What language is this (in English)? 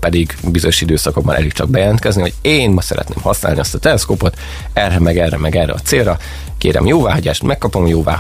Hungarian